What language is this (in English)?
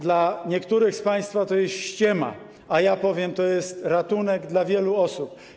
Polish